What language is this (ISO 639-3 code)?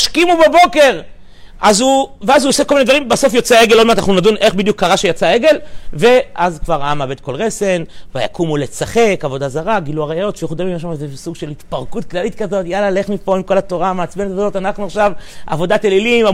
heb